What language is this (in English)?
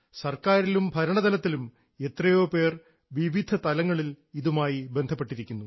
Malayalam